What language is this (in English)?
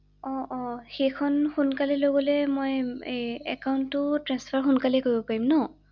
Assamese